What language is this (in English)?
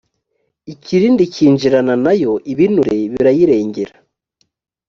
Kinyarwanda